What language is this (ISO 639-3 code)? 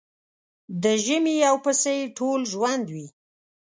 pus